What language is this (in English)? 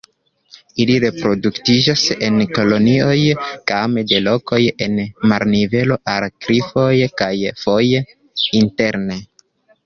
Esperanto